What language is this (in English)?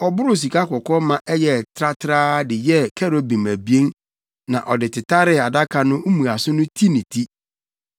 Akan